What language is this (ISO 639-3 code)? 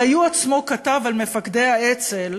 heb